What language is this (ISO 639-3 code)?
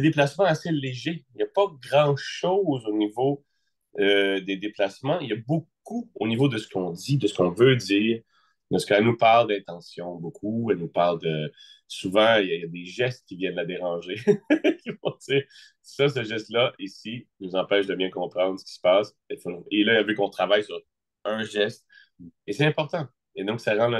fra